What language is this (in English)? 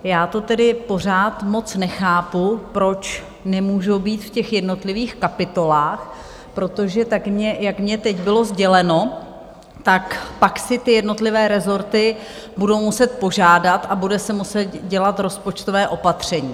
Czech